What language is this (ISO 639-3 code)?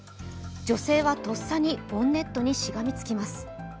jpn